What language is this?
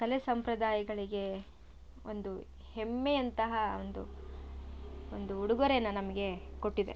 Kannada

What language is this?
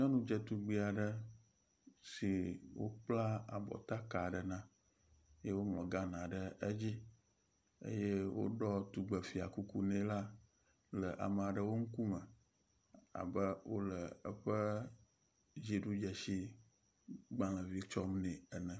Ewe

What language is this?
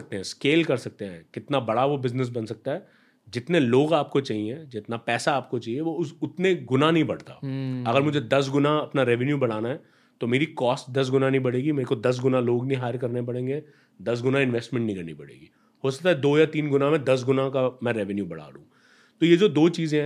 Hindi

